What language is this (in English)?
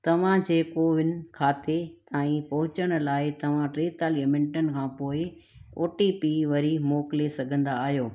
Sindhi